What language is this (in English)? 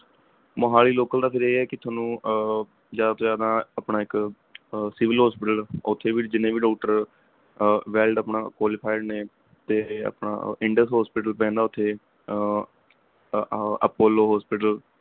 Punjabi